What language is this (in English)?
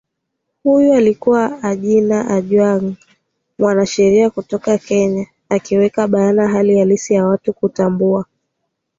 Swahili